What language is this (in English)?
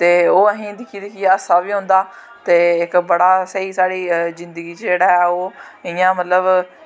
Dogri